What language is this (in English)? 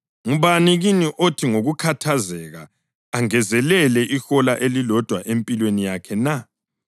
North Ndebele